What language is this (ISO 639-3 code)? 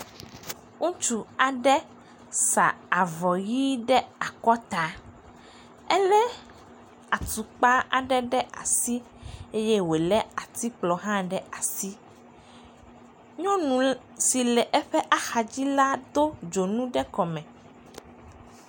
ewe